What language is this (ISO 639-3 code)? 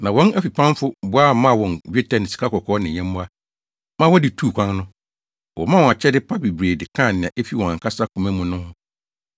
aka